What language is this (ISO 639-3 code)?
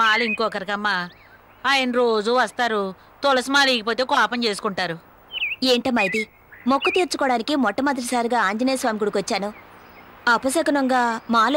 hin